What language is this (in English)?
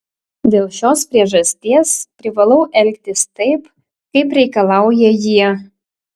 Lithuanian